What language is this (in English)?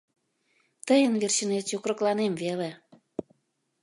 Mari